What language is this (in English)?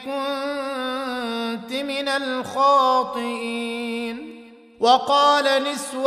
Arabic